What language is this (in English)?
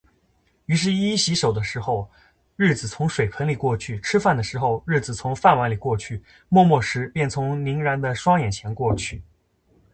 Chinese